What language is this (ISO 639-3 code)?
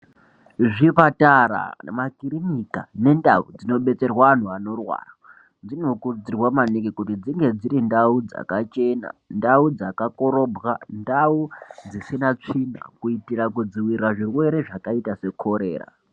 ndc